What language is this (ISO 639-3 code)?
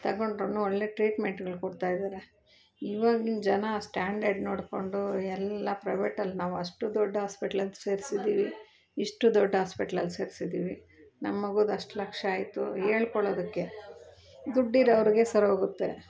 kan